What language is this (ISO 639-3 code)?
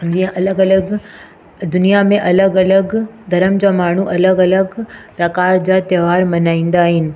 snd